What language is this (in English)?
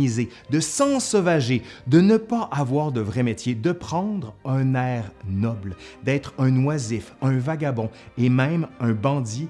French